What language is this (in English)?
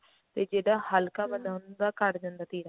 Punjabi